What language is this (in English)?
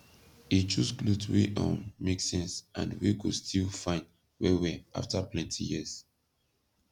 Nigerian Pidgin